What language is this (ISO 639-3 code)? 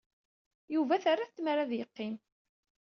kab